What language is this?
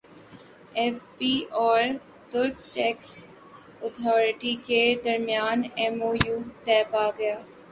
Urdu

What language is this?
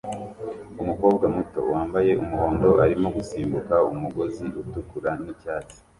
Kinyarwanda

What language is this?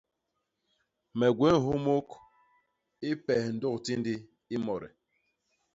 Basaa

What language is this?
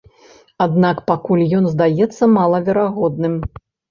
Belarusian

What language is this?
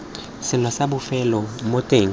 Tswana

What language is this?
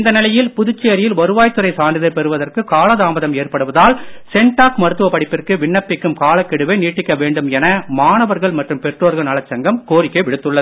Tamil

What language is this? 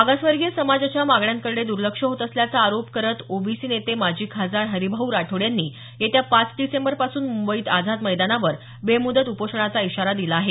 Marathi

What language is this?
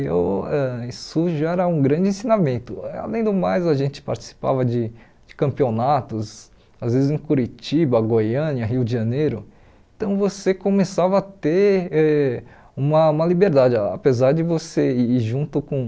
Portuguese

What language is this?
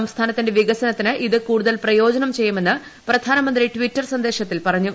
Malayalam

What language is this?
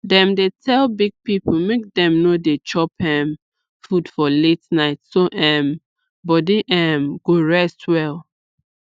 Nigerian Pidgin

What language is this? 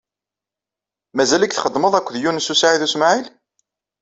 Kabyle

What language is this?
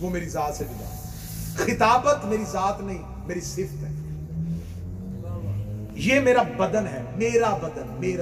Urdu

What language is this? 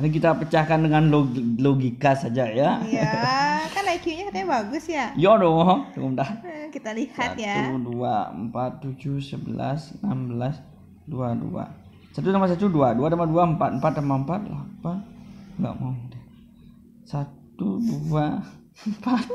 Indonesian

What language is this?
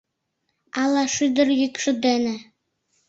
Mari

